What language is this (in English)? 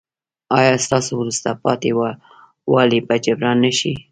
Pashto